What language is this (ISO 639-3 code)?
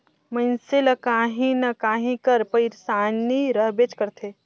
hne